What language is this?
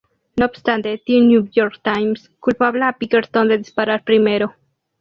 Spanish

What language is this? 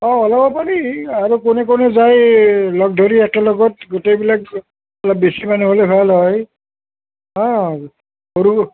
Assamese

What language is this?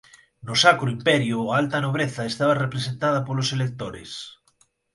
Galician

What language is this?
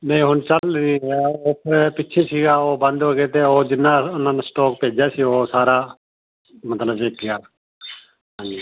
Punjabi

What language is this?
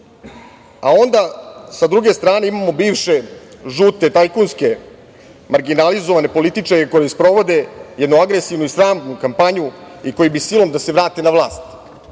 Serbian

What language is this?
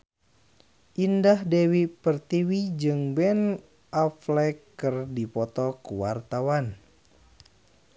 Sundanese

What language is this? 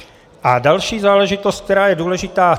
Czech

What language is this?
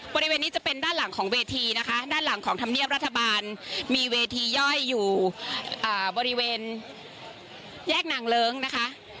Thai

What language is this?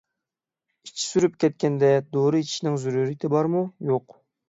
Uyghur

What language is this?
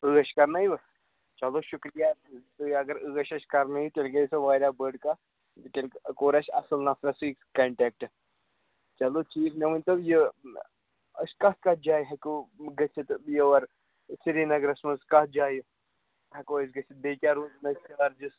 Kashmiri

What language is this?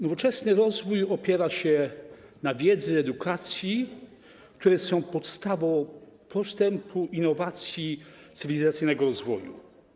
Polish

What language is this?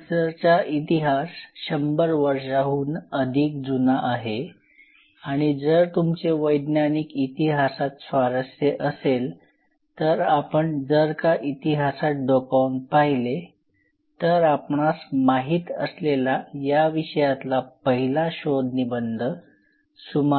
Marathi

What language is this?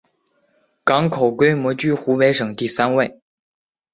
Chinese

